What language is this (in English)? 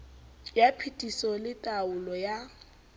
Southern Sotho